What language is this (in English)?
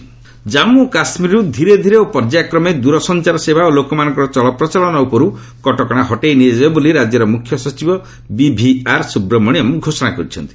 Odia